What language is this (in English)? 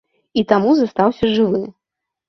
Belarusian